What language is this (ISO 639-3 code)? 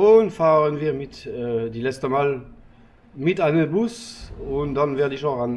deu